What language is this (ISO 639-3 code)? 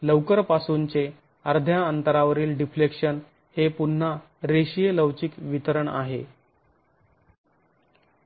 mar